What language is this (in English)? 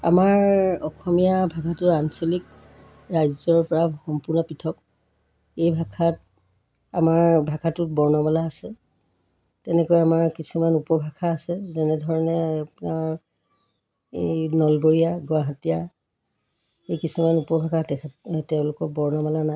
Assamese